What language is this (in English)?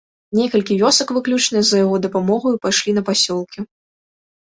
Belarusian